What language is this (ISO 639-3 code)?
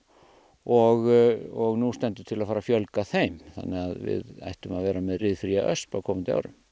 isl